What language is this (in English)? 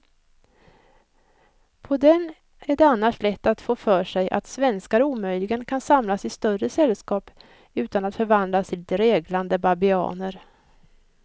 Swedish